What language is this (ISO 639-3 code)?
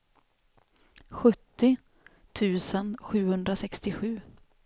swe